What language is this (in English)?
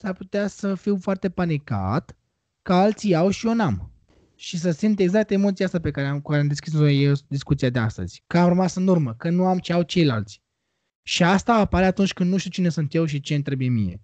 Romanian